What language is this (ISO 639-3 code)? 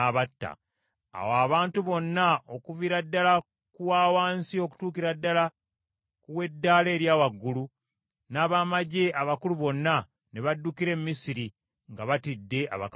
lug